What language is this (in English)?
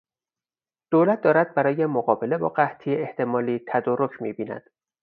Persian